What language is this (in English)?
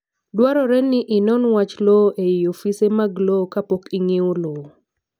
Luo (Kenya and Tanzania)